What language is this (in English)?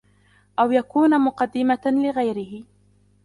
Arabic